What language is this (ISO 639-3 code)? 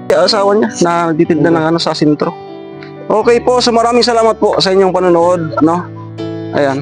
fil